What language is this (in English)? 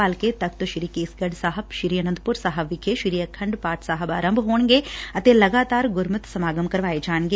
Punjabi